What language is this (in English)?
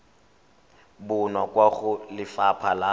Tswana